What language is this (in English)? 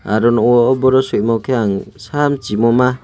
Kok Borok